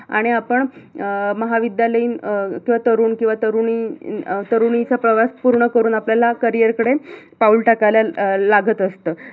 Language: Marathi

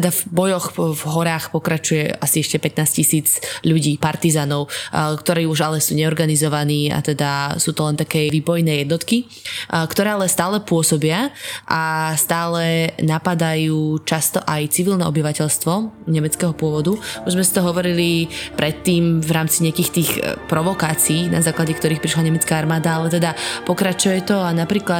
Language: Slovak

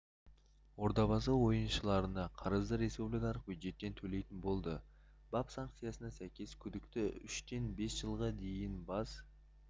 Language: Kazakh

